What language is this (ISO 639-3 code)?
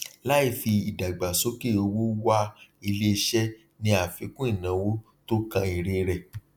yor